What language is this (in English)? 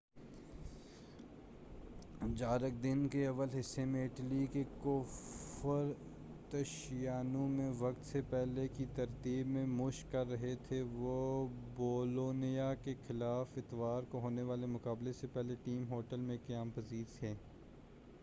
Urdu